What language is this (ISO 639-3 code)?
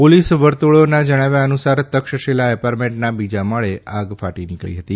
guj